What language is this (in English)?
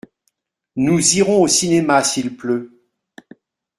French